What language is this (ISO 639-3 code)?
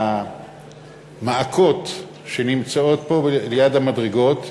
heb